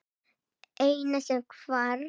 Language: Icelandic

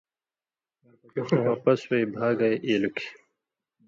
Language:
Indus Kohistani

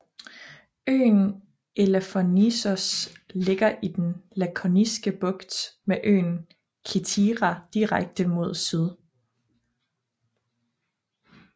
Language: Danish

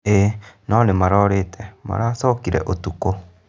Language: Kikuyu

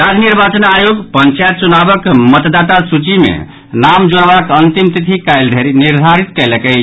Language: Maithili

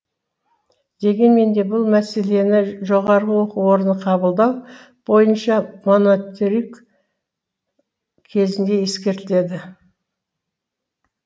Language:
Kazakh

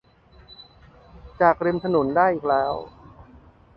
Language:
Thai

